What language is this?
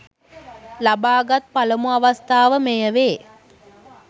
Sinhala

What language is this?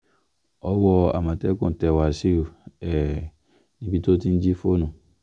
Yoruba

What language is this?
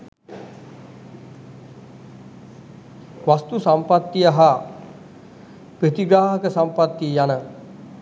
Sinhala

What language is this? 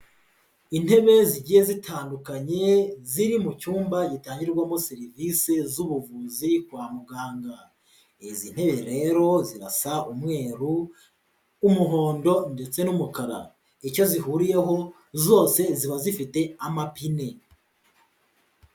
Kinyarwanda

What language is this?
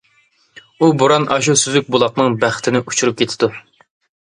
Uyghur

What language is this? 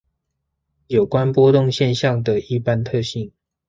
Chinese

